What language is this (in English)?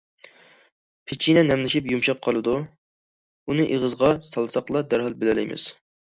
Uyghur